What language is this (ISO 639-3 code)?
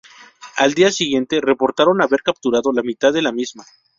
spa